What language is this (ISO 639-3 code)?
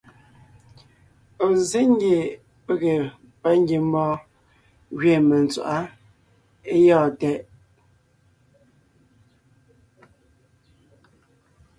nnh